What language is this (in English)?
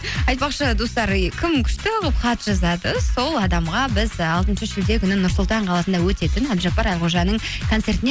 Kazakh